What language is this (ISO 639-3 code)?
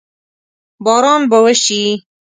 pus